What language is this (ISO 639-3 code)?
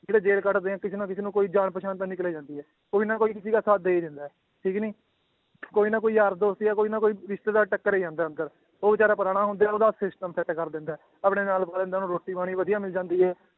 pan